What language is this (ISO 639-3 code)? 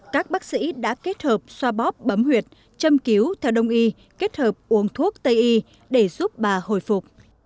vie